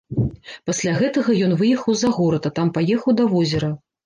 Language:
Belarusian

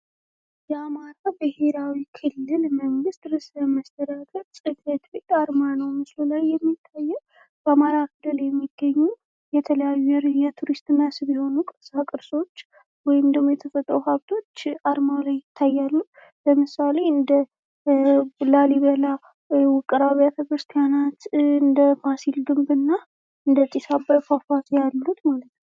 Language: Amharic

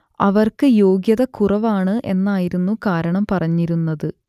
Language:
Malayalam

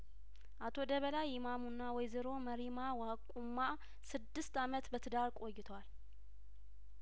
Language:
Amharic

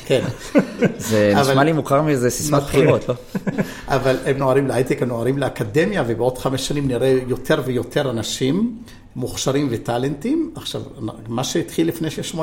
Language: Hebrew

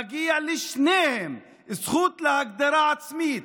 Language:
Hebrew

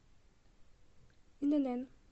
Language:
Russian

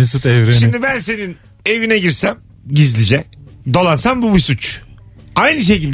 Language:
Turkish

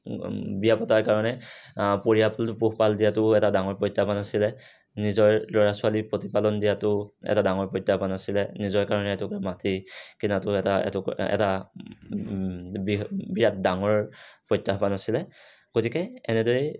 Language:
Assamese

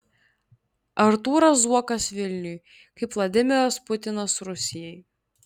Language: Lithuanian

